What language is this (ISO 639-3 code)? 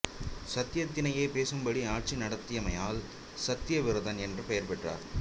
tam